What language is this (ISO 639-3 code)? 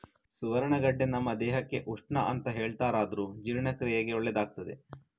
kan